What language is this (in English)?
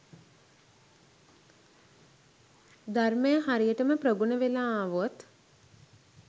Sinhala